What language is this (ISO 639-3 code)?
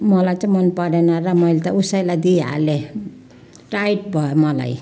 nep